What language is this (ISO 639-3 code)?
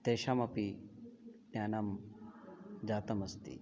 san